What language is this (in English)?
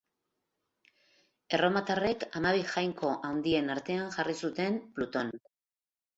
Basque